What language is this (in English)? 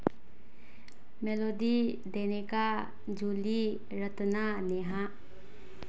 Manipuri